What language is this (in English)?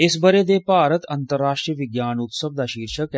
Dogri